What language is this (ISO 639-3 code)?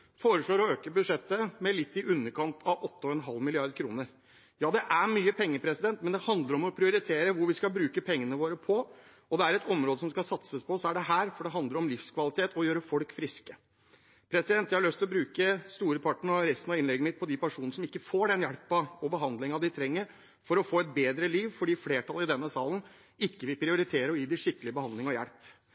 nob